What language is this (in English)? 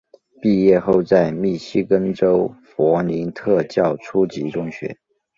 Chinese